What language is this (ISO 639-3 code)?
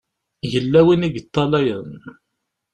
kab